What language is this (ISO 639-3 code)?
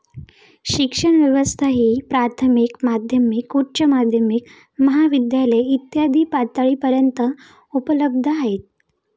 mar